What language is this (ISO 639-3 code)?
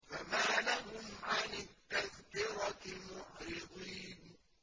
ara